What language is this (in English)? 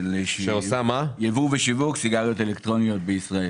Hebrew